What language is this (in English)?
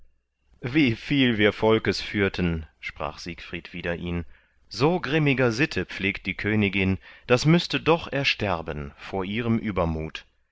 German